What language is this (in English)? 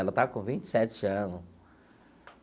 Portuguese